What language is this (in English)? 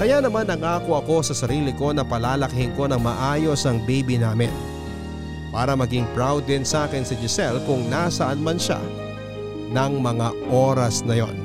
Filipino